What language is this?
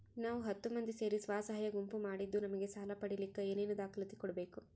Kannada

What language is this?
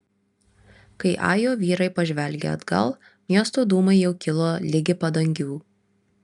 Lithuanian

